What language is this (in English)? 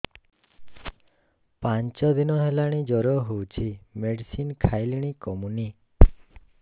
Odia